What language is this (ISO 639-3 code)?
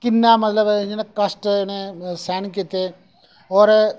doi